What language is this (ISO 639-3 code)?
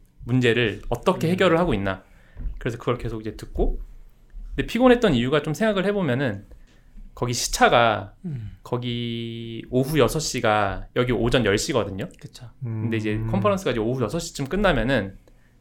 kor